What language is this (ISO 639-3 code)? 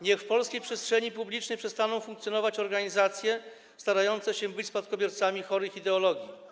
pol